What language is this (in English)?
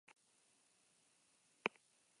Basque